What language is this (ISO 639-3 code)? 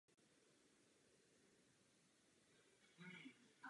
ces